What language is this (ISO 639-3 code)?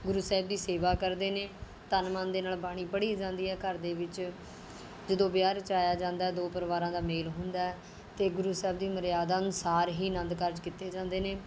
pan